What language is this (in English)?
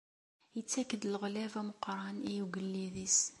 Kabyle